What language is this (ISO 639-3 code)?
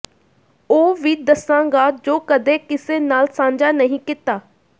pan